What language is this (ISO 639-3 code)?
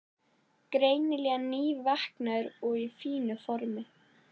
isl